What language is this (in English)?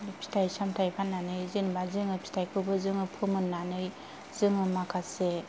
Bodo